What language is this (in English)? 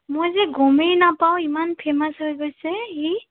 Assamese